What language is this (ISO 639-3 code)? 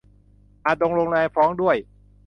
tha